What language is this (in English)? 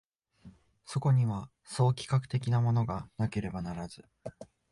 Japanese